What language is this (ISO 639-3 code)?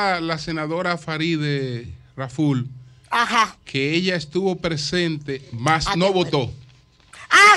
spa